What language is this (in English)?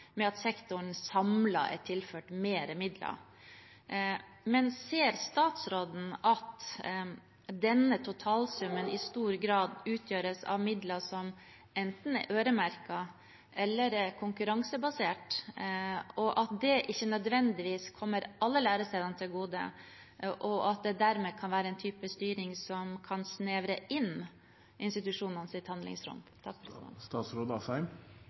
Norwegian Bokmål